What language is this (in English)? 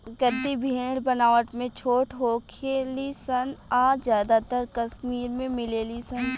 Bhojpuri